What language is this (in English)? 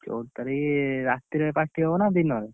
Odia